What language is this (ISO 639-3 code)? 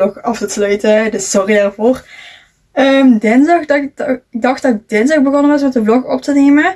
nld